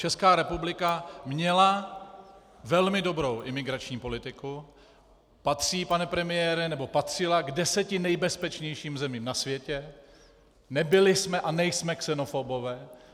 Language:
Czech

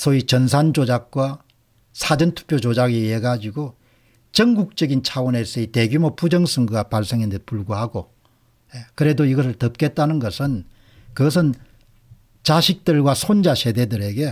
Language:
Korean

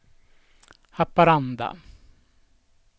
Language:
Swedish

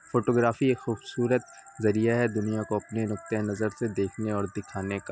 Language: Urdu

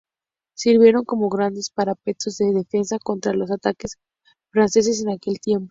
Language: Spanish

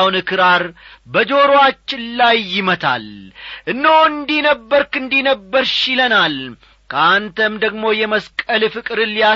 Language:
Amharic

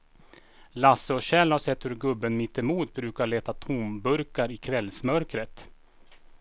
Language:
Swedish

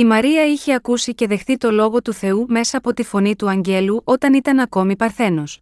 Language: Greek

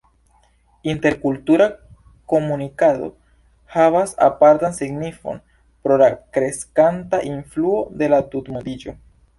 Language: Esperanto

